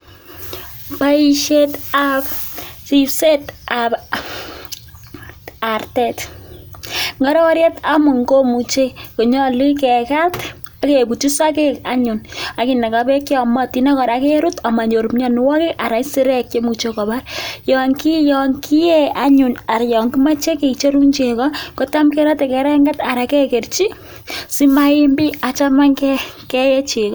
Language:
Kalenjin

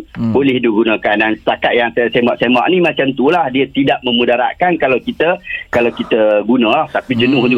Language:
Malay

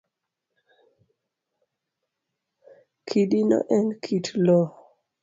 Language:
Luo (Kenya and Tanzania)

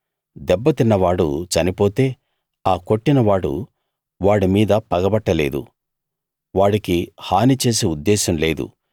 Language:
Telugu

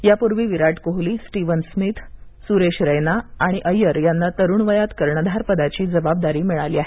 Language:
Marathi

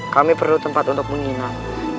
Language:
Indonesian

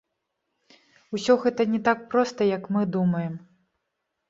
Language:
Belarusian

